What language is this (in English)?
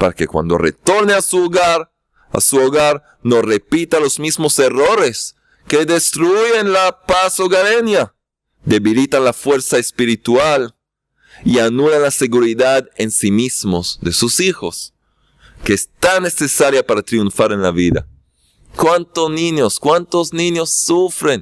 Spanish